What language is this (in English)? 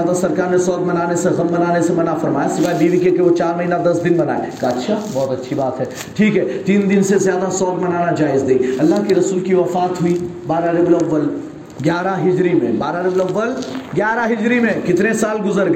Urdu